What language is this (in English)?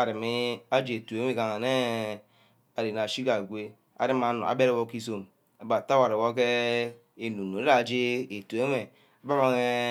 Ubaghara